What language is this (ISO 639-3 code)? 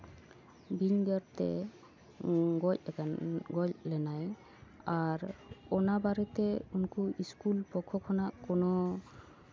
sat